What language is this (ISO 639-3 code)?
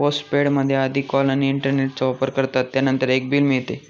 mar